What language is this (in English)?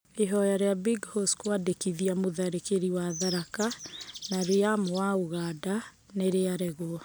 Kikuyu